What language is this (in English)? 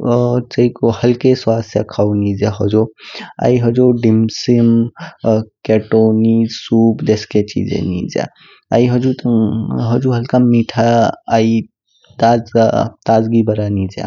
Kinnauri